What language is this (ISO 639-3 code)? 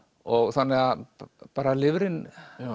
isl